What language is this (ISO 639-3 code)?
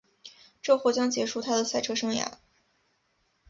zho